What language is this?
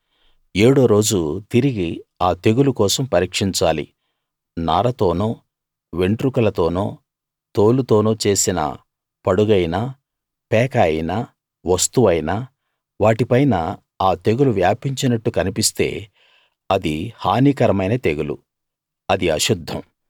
Telugu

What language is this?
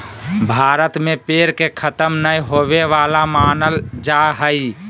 Magahi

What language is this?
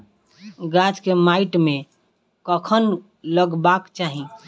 Maithili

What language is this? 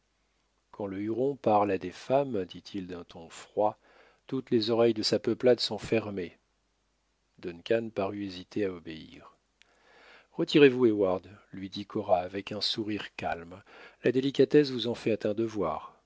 French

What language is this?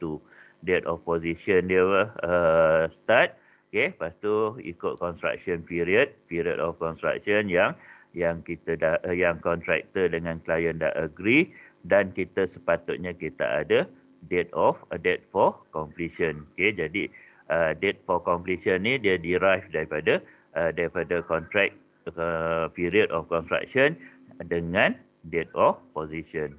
Malay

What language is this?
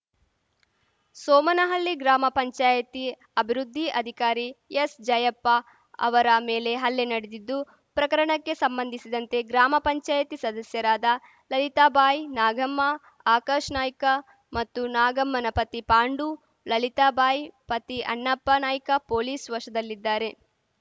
Kannada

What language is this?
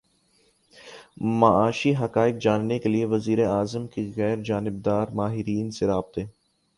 Urdu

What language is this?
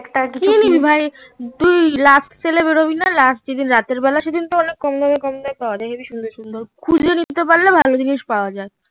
Bangla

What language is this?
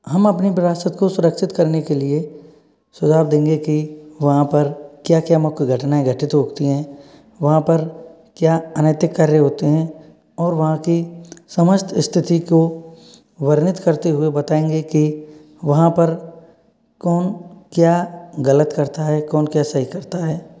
Hindi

